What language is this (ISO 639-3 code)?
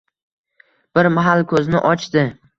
uzb